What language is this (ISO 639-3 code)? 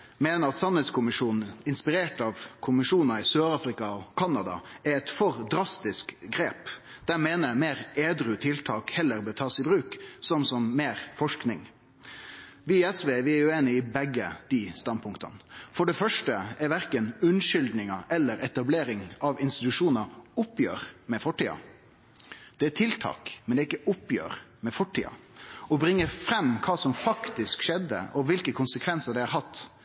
nno